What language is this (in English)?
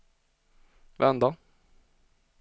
Swedish